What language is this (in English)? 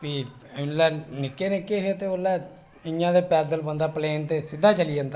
Dogri